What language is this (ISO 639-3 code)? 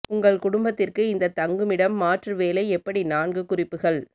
tam